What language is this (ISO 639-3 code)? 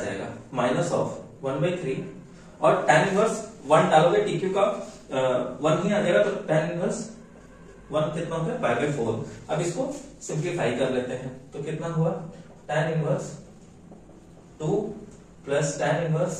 hin